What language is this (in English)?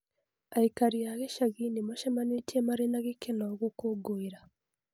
Kikuyu